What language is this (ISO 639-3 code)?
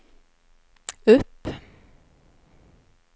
swe